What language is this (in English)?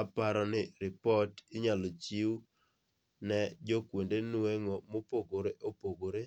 Luo (Kenya and Tanzania)